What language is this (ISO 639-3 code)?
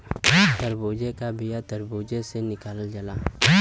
bho